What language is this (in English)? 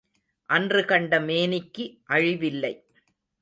Tamil